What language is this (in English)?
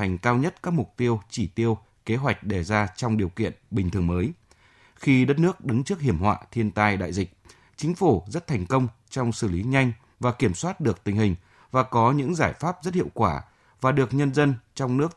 Vietnamese